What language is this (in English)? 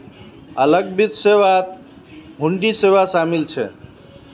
Magahi